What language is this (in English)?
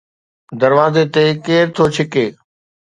Sindhi